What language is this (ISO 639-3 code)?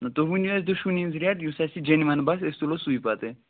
kas